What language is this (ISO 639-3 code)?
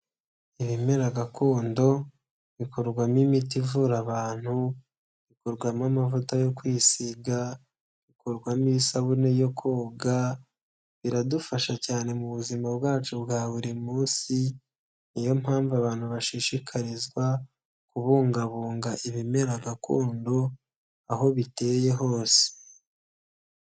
kin